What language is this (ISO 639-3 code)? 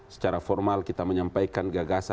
ind